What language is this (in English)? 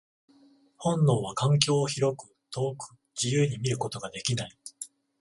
Japanese